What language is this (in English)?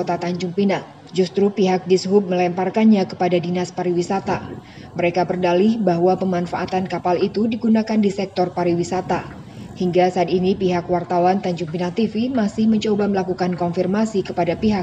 Indonesian